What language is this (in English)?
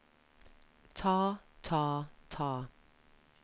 Norwegian